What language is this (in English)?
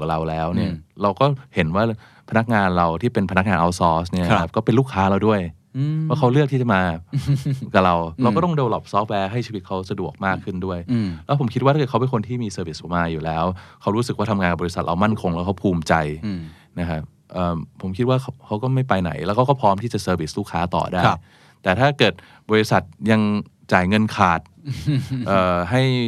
Thai